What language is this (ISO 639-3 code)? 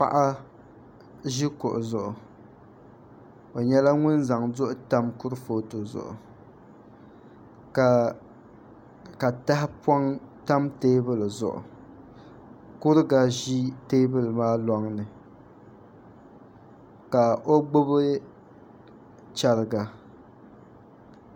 dag